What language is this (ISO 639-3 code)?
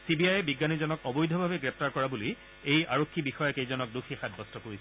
asm